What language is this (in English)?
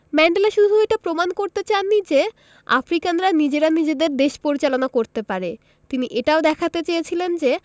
Bangla